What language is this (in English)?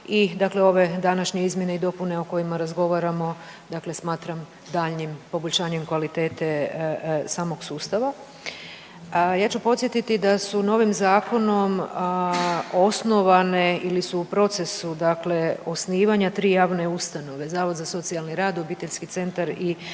Croatian